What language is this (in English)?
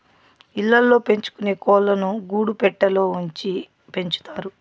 Telugu